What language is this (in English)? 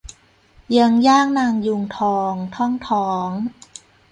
Thai